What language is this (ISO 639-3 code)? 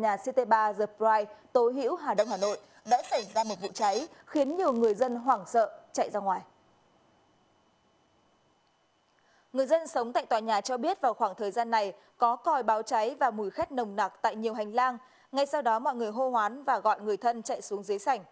vie